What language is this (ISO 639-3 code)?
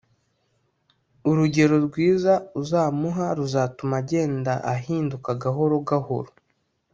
kin